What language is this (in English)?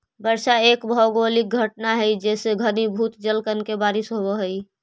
Magahi